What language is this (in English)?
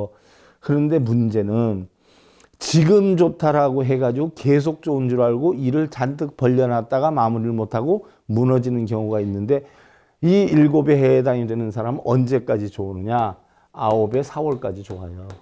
Korean